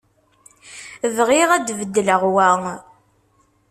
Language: Kabyle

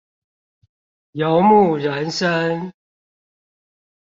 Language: Chinese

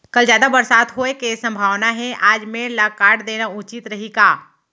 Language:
Chhattisgarhi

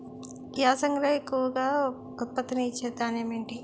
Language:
Telugu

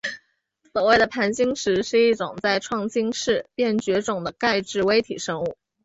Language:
Chinese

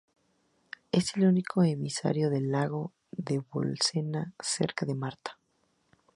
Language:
Spanish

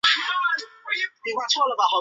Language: Chinese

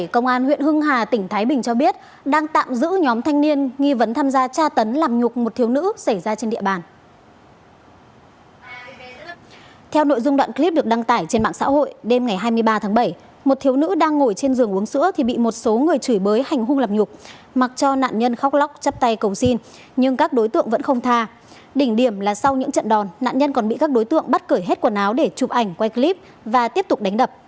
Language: Vietnamese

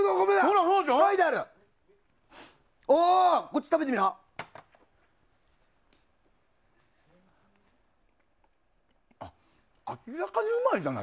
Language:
Japanese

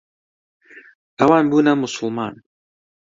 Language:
Central Kurdish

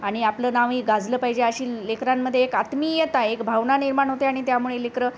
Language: Marathi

